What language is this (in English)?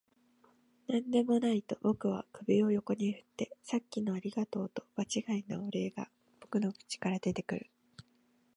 Japanese